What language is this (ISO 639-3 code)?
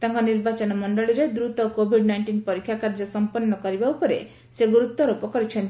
ori